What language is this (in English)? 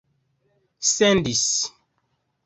Esperanto